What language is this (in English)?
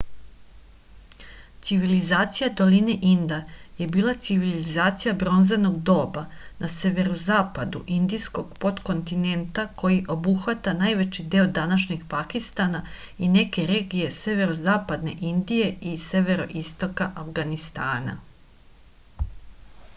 Serbian